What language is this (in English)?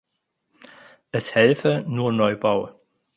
German